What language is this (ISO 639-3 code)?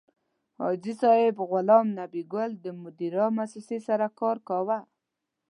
pus